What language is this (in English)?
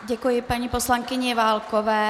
Czech